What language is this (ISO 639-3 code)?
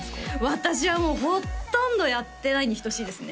jpn